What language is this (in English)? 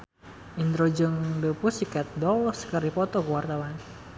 Sundanese